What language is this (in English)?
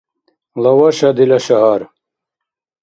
Dargwa